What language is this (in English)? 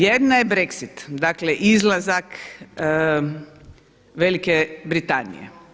Croatian